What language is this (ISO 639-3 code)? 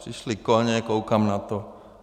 ces